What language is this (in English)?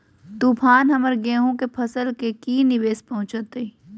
Magahi